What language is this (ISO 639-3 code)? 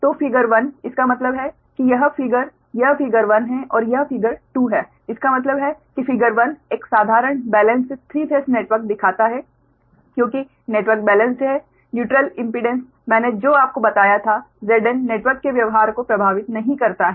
hin